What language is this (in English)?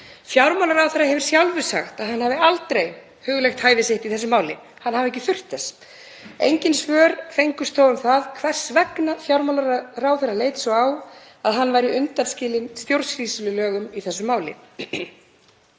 Icelandic